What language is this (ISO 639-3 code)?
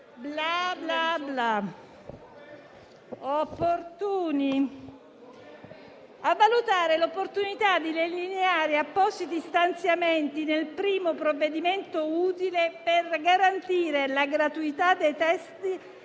ita